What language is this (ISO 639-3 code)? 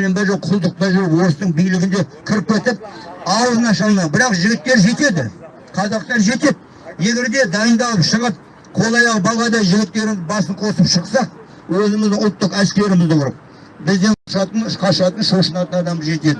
tur